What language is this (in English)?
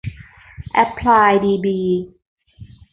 Thai